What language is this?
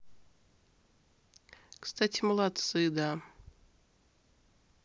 Russian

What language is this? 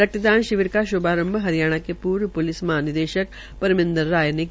Hindi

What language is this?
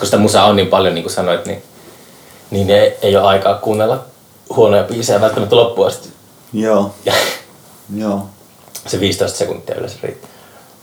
Finnish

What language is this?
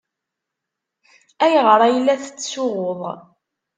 Kabyle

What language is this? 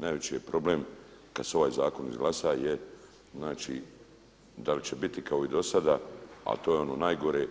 Croatian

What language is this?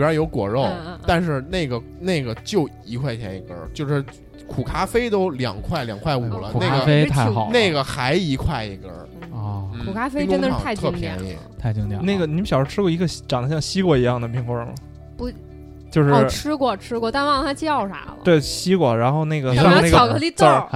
Chinese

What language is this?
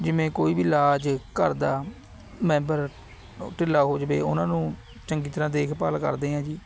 Punjabi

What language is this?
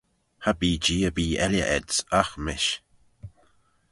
Manx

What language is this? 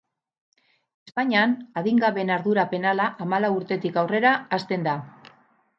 Basque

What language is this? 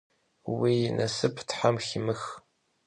Kabardian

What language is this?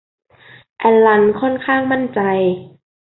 Thai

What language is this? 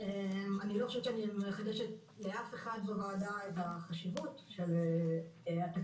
Hebrew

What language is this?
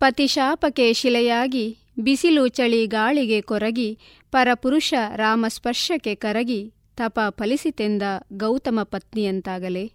Kannada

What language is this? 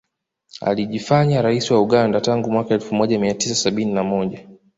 Swahili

